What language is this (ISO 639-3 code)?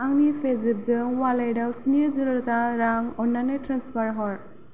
brx